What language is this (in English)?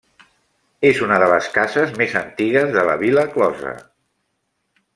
Catalan